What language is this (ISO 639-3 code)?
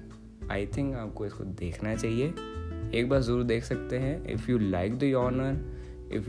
hin